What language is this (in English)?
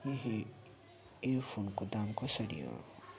Nepali